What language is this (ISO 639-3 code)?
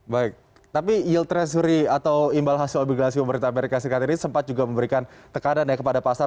ind